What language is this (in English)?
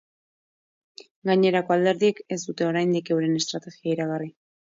Basque